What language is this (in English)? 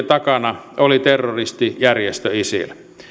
Finnish